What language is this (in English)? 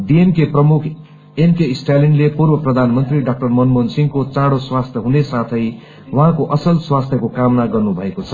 Nepali